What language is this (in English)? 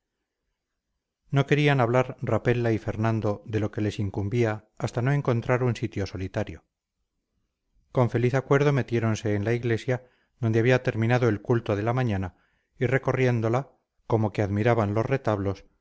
Spanish